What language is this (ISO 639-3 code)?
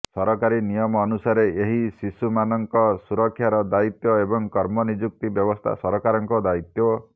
ori